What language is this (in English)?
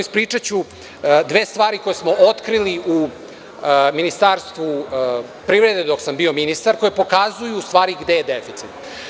Serbian